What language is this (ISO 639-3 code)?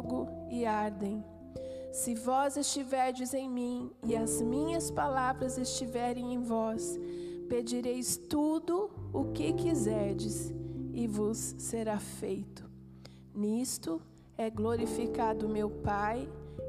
por